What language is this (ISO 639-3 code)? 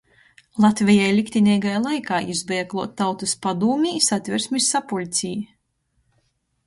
ltg